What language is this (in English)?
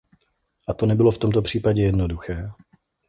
Czech